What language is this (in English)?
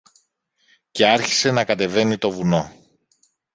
Greek